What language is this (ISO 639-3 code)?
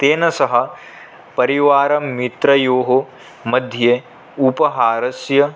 san